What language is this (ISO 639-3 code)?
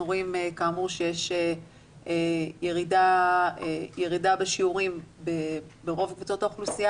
heb